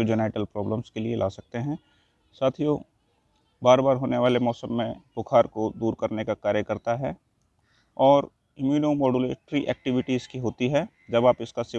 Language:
Hindi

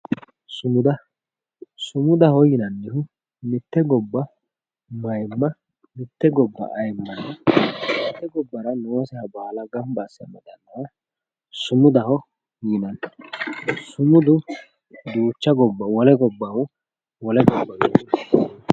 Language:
Sidamo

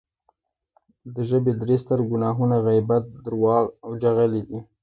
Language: Pashto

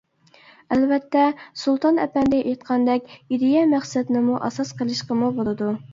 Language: Uyghur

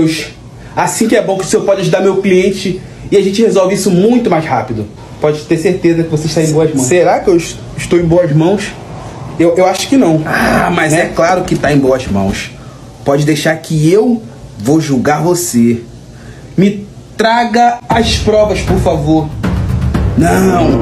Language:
Portuguese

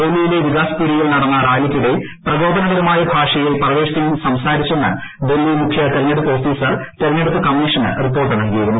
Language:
Malayalam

